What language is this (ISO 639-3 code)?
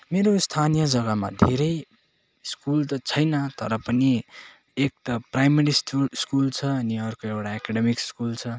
nep